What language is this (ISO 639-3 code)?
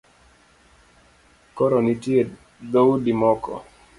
luo